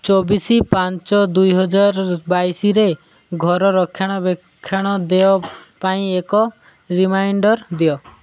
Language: Odia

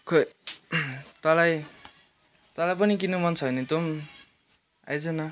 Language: Nepali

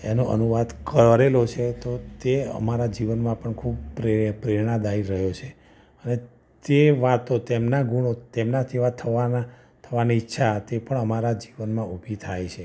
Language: Gujarati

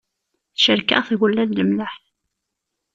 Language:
Kabyle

